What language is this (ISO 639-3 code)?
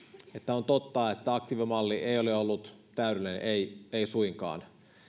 fin